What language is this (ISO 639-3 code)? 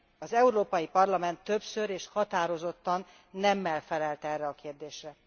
hun